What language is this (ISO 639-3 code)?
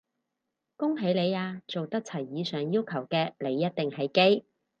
yue